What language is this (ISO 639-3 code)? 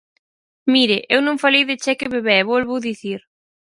glg